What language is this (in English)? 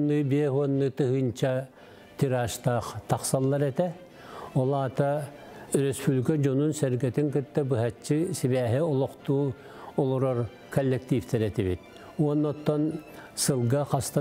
Turkish